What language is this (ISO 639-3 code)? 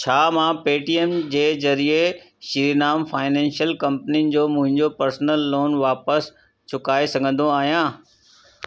snd